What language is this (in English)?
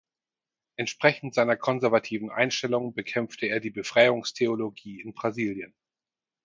German